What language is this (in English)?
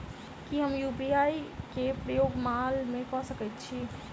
Maithili